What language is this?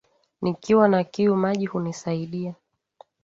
Swahili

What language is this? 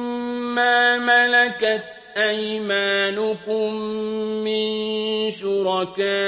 Arabic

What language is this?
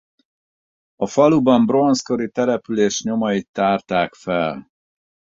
Hungarian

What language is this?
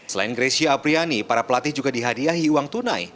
Indonesian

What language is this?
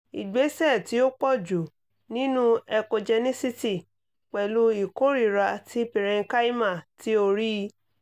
Yoruba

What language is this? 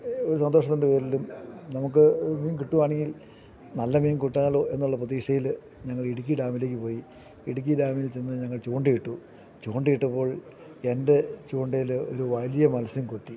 Malayalam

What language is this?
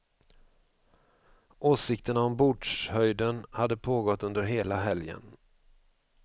Swedish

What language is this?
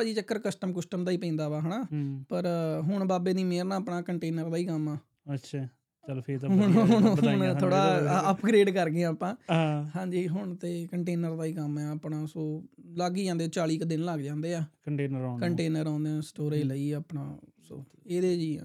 Punjabi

